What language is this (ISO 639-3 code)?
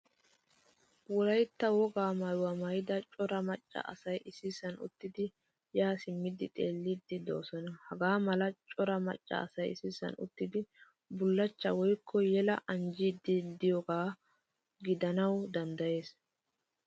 wal